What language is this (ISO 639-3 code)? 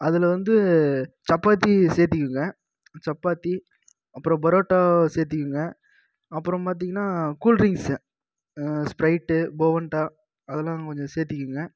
tam